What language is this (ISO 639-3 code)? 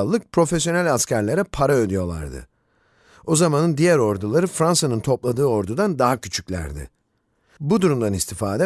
tur